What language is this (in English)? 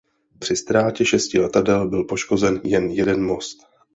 Czech